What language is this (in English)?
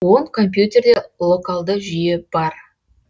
Kazakh